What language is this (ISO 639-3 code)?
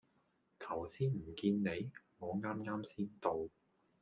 yue